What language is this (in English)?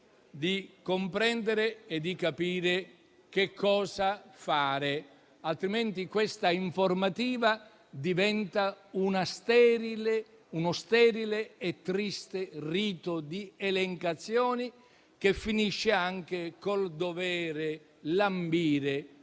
Italian